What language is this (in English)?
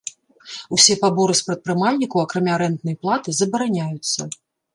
Belarusian